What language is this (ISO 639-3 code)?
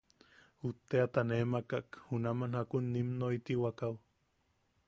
yaq